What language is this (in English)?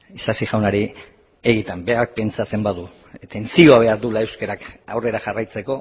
Basque